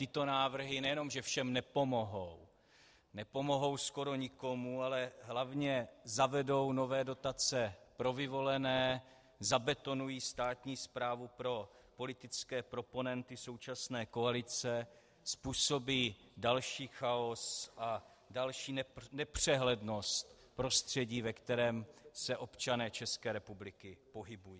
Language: Czech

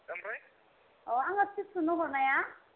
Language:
Bodo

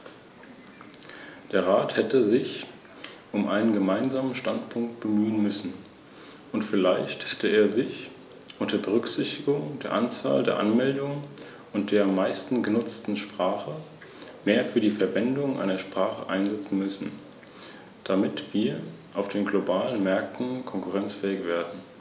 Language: German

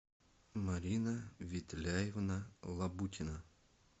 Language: Russian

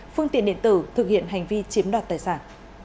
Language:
Vietnamese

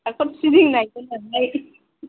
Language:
Bodo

